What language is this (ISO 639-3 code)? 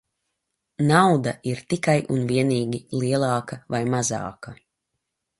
lav